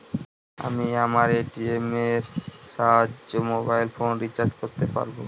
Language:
Bangla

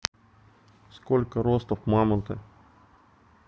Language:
Russian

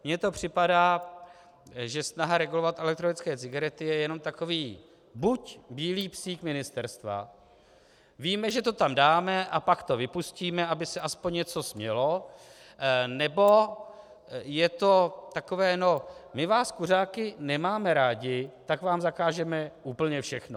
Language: Czech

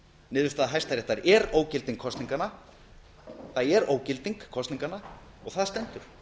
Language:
Icelandic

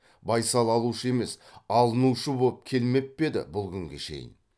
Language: Kazakh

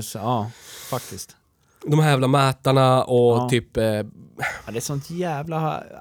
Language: Swedish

